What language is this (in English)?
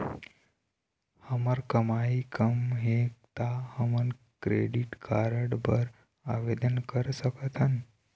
Chhattisgarhi